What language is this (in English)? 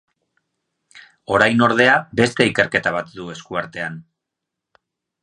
Basque